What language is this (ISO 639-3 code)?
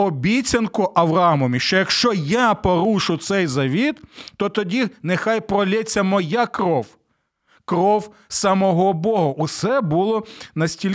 ukr